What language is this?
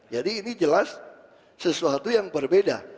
Indonesian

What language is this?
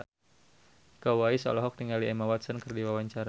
Sundanese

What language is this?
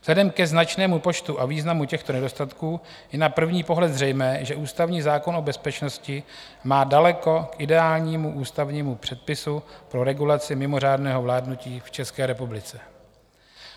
Czech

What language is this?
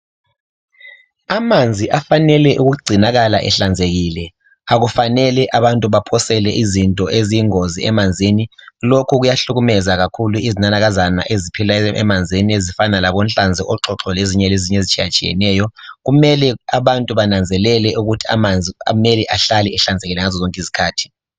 North Ndebele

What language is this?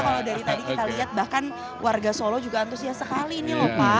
Indonesian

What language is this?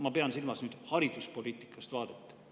Estonian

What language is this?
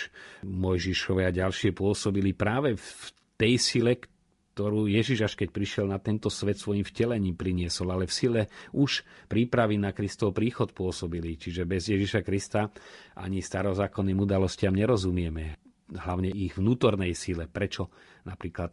Slovak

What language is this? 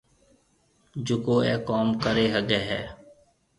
Marwari (Pakistan)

